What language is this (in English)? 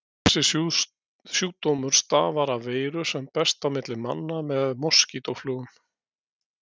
Icelandic